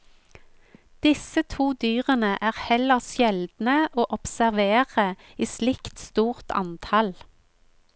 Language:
Norwegian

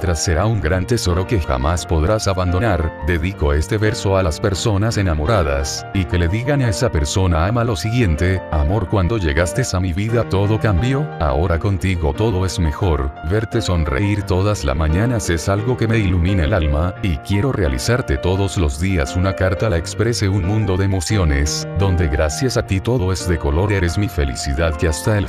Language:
Spanish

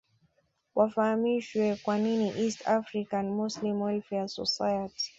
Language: Swahili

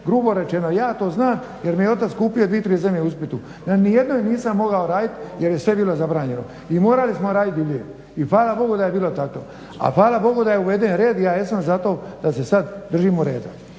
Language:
Croatian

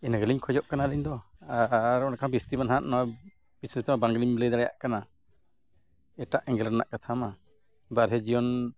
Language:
Santali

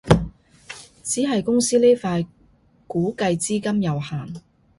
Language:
Cantonese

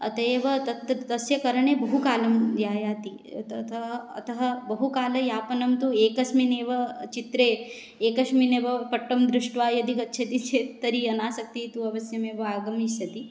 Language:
Sanskrit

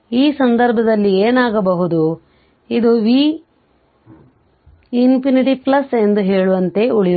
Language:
Kannada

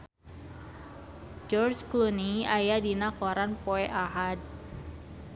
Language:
Sundanese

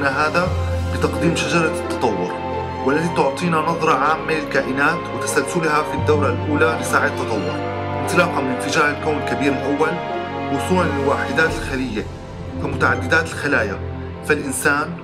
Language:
Arabic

